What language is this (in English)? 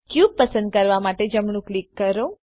Gujarati